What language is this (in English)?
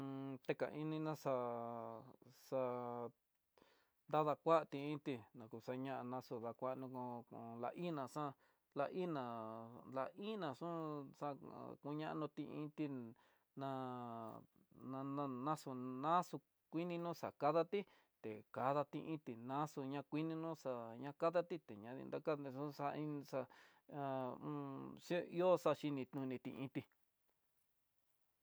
Tidaá Mixtec